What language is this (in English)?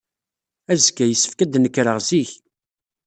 Kabyle